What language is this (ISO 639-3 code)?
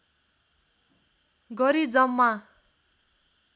nep